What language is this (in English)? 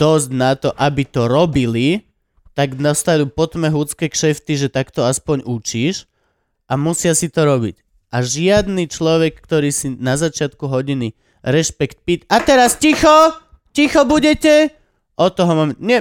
Slovak